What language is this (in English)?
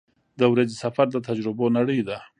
Pashto